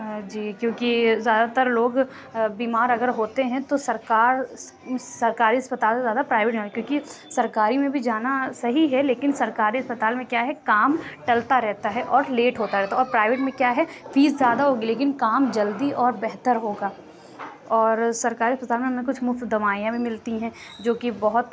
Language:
Urdu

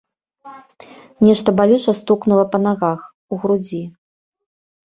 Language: Belarusian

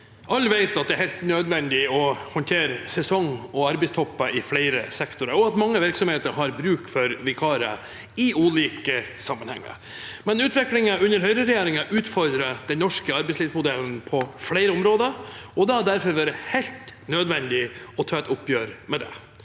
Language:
Norwegian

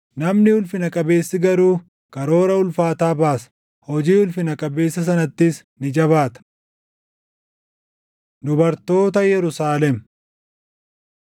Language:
Oromo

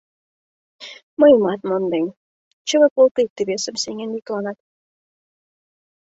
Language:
Mari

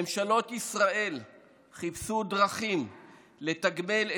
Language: Hebrew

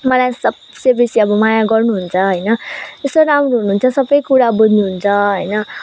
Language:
Nepali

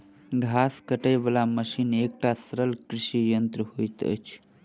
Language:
Maithili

